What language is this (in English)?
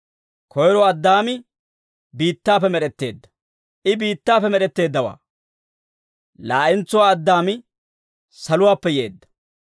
Dawro